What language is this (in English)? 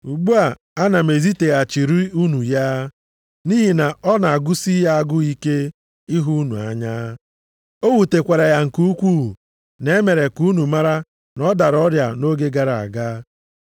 Igbo